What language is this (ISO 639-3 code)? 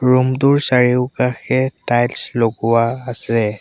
asm